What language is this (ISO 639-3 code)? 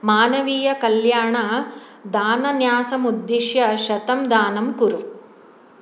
san